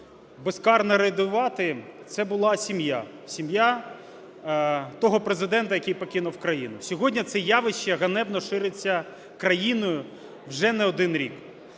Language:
Ukrainian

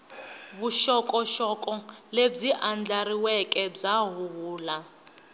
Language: Tsonga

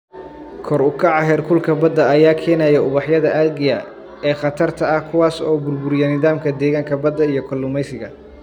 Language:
Somali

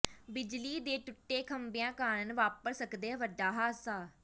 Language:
Punjabi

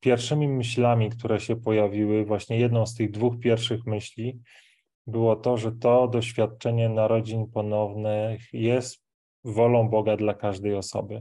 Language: Polish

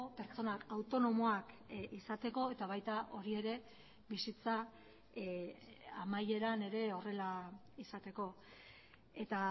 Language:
Basque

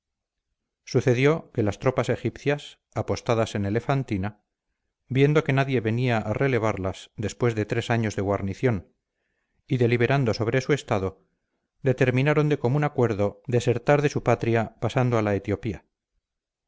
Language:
Spanish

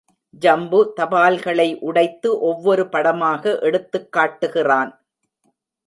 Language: Tamil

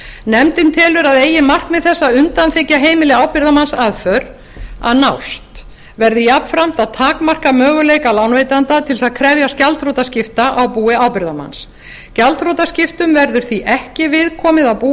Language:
Icelandic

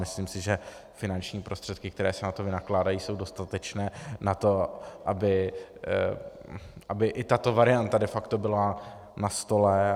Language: Czech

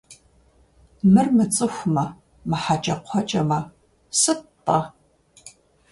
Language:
Kabardian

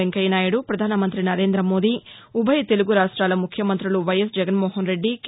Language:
Telugu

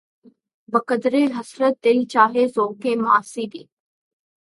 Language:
Urdu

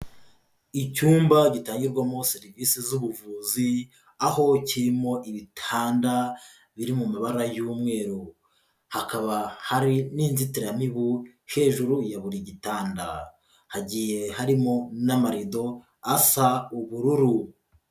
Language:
Kinyarwanda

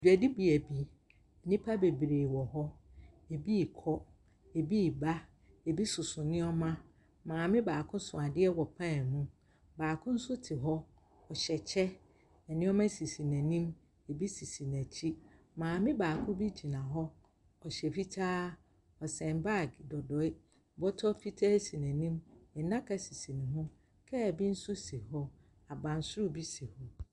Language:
Akan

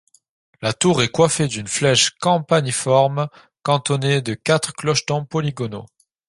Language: French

